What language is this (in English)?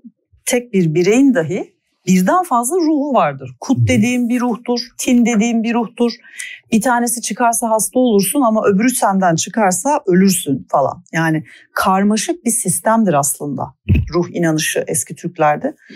Turkish